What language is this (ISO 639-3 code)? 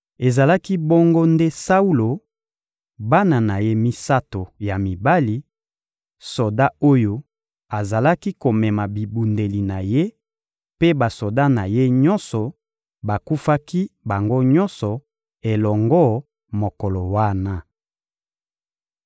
lin